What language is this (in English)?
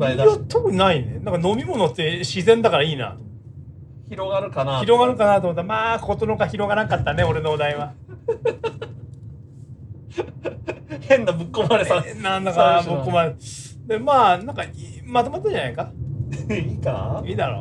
Japanese